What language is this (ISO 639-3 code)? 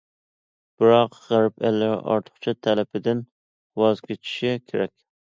uig